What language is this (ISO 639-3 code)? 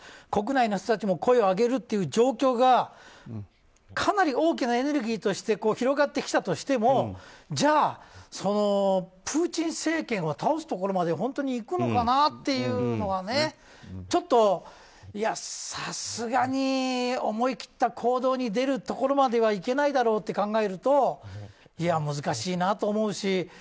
jpn